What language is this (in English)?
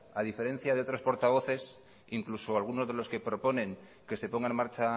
Spanish